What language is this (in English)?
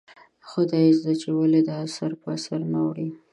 Pashto